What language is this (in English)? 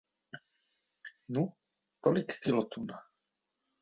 Czech